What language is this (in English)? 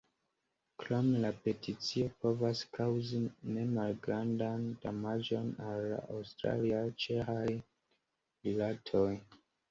Esperanto